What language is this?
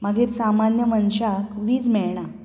Konkani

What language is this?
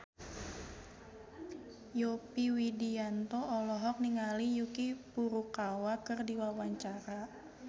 Sundanese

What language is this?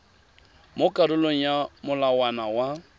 Tswana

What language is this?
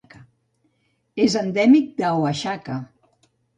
Catalan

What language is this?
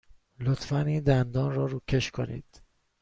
Persian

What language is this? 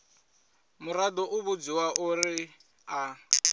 Venda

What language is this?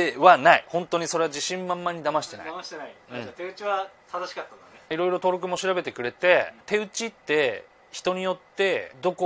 Japanese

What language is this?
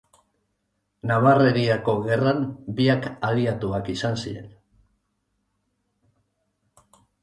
Basque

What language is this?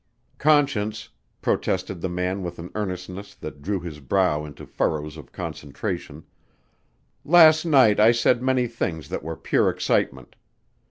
English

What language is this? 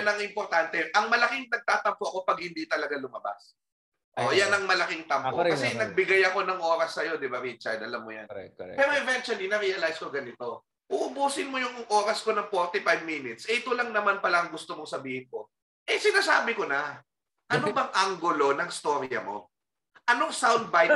Filipino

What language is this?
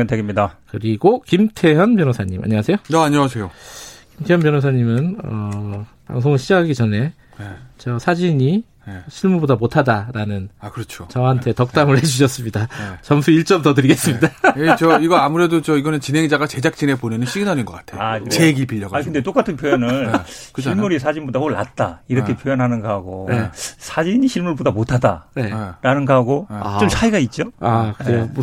Korean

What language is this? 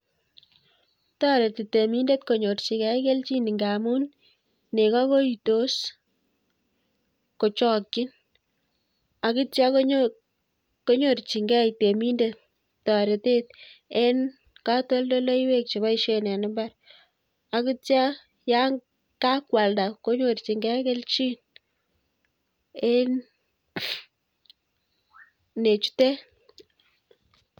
Kalenjin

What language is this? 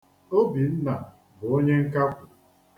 Igbo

